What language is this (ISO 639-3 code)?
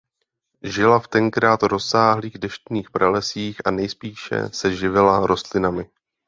ces